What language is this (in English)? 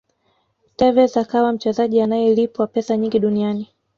Swahili